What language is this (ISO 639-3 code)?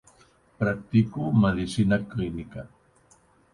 cat